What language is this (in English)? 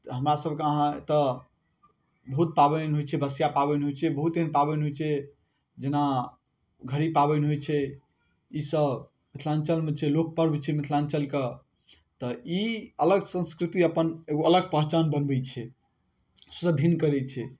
Maithili